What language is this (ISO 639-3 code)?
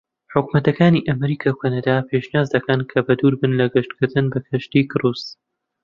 ckb